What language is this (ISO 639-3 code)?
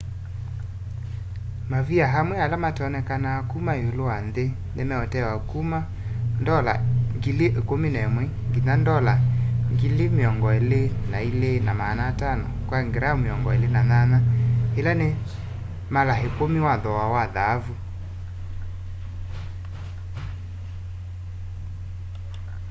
kam